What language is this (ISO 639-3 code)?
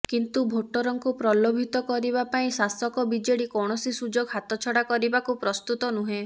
ori